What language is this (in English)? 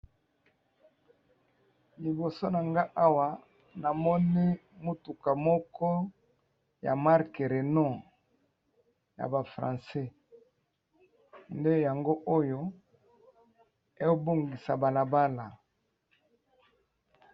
Lingala